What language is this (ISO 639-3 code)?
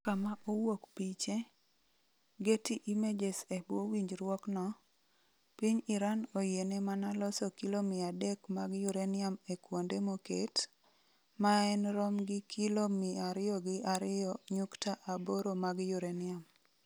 luo